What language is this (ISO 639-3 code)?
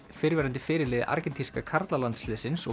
isl